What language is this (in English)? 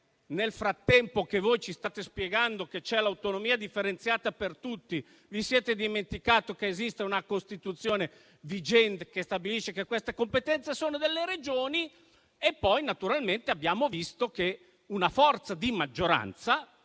Italian